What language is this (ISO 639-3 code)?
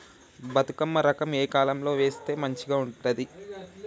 tel